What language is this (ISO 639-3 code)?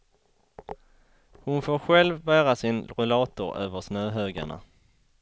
swe